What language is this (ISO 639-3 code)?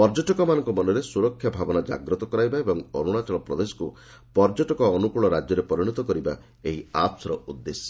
ori